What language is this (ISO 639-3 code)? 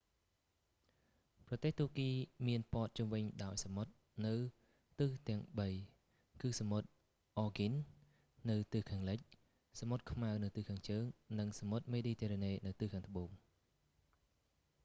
khm